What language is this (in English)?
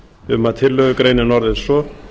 Icelandic